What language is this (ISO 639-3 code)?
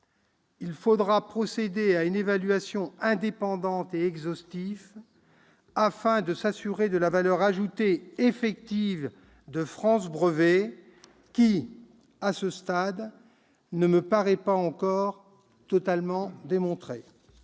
fra